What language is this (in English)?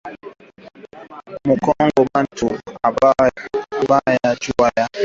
Swahili